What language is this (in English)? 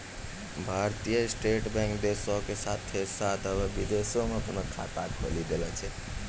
Maithili